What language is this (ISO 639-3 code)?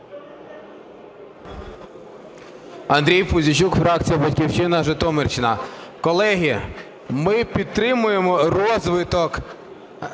ukr